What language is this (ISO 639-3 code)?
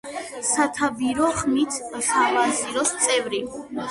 kat